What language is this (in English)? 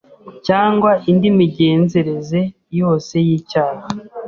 Kinyarwanda